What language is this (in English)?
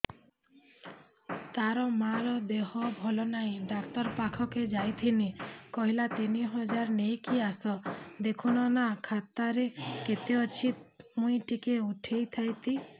Odia